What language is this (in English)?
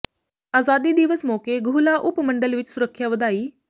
Punjabi